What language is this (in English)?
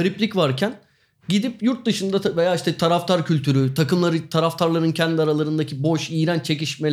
Turkish